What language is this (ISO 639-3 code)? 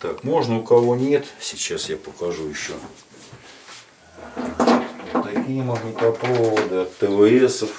rus